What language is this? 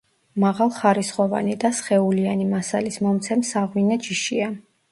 Georgian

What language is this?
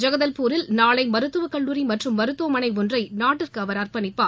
Tamil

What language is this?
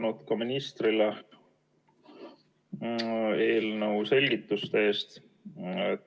Estonian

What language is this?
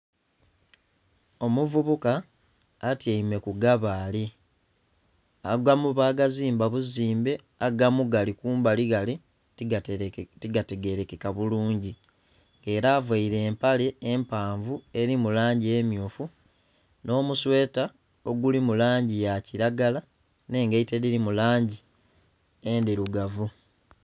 Soga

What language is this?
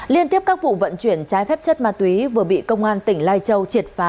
Vietnamese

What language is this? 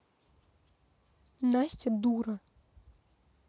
Russian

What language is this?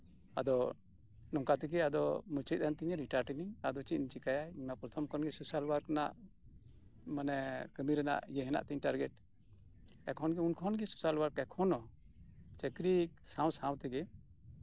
Santali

